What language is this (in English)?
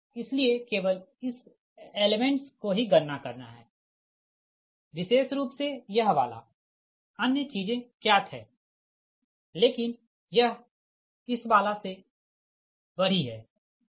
Hindi